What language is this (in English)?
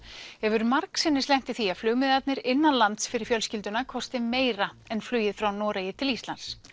Icelandic